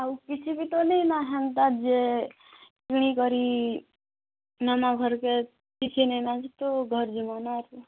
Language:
Odia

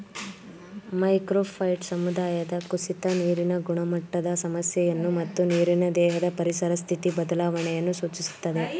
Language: Kannada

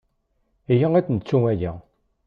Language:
Kabyle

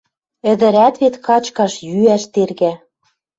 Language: Western Mari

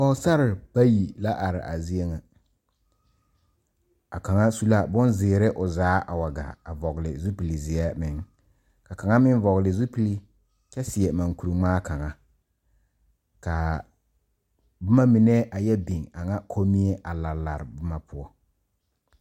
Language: Southern Dagaare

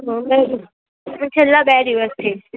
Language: Gujarati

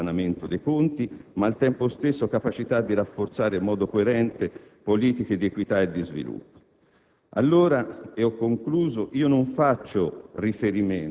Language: Italian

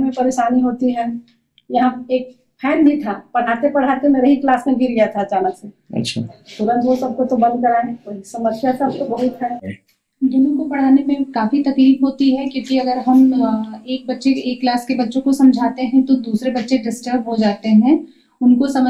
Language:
Hindi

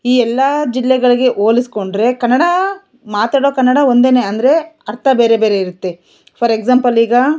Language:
Kannada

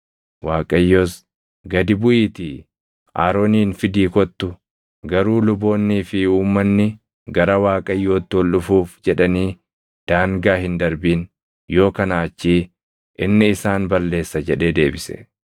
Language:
Oromo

